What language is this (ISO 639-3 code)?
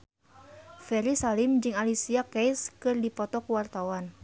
sun